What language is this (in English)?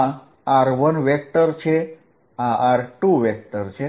Gujarati